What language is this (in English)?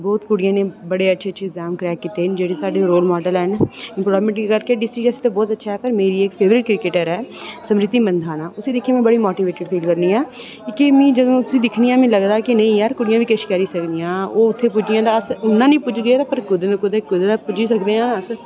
Dogri